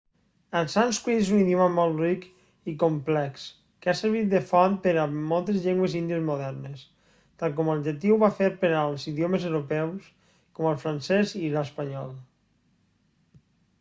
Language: Catalan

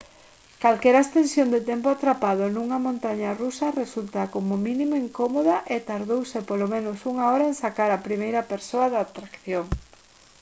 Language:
Galician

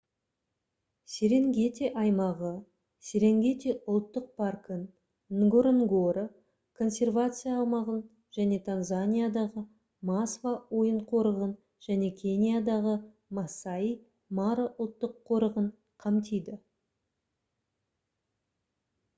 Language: Kazakh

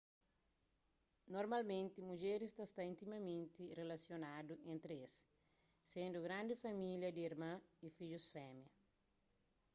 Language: Kabuverdianu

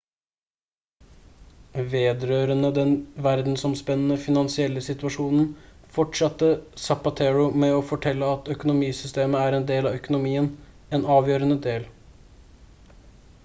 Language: Norwegian Bokmål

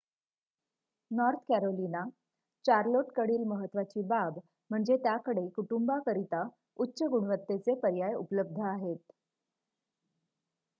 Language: Marathi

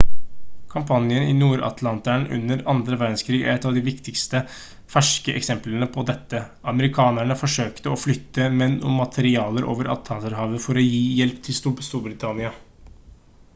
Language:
Norwegian Bokmål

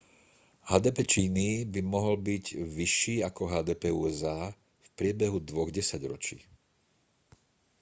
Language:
Slovak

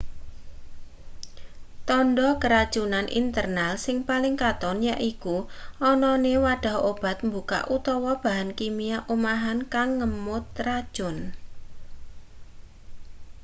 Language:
Javanese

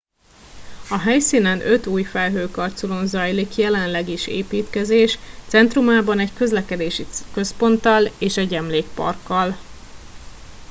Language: Hungarian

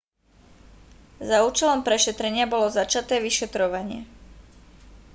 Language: Slovak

